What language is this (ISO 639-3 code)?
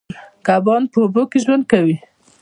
pus